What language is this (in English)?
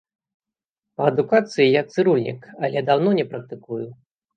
Belarusian